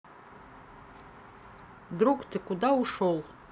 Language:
Russian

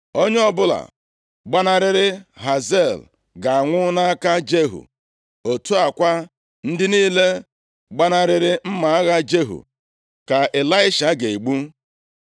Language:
Igbo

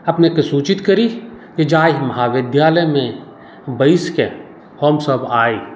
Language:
Maithili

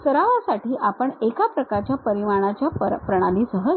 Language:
Marathi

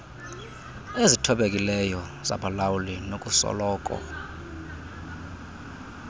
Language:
Xhosa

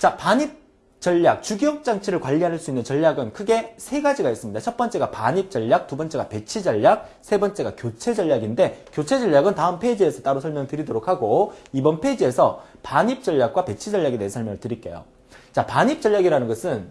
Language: Korean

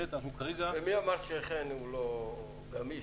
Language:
Hebrew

